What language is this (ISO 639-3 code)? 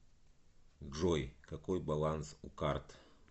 rus